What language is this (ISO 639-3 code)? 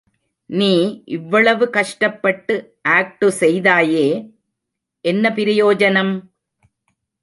tam